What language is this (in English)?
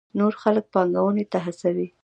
Pashto